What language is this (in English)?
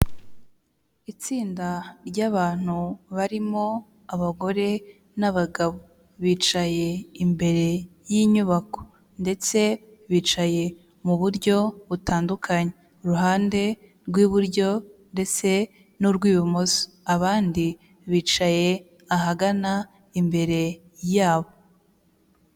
Kinyarwanda